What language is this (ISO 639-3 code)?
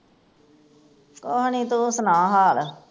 pan